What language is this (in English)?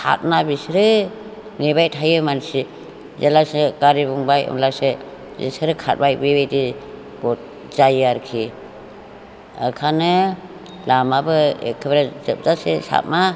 Bodo